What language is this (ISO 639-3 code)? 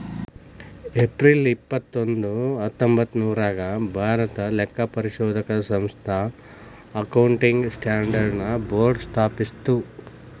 kan